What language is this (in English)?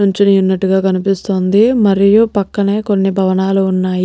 Telugu